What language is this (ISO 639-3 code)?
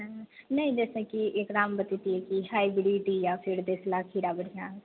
mai